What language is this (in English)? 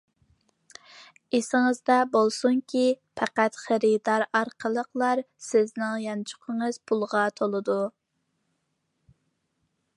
Uyghur